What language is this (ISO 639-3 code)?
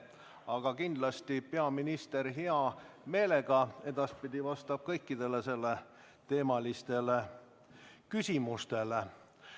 est